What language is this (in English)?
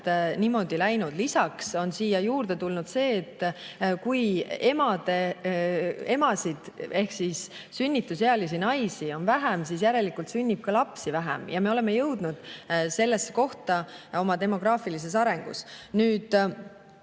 Estonian